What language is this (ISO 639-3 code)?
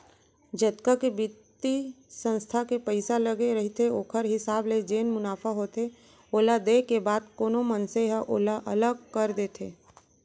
hne